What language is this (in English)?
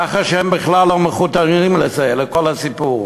Hebrew